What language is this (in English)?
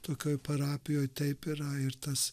Lithuanian